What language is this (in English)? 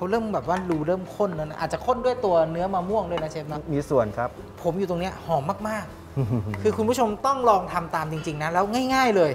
Thai